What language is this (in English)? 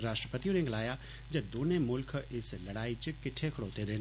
Dogri